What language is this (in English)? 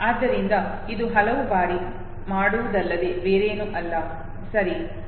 Kannada